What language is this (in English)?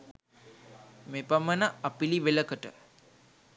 Sinhala